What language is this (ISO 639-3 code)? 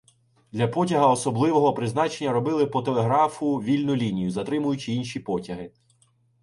ukr